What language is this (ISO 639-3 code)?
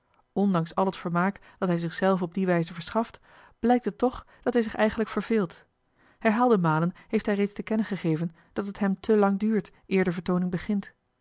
nld